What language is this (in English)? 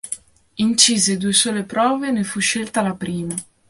Italian